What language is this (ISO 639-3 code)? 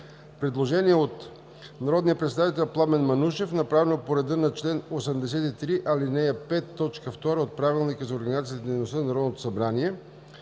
bul